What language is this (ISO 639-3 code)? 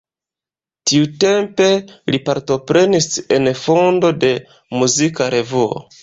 epo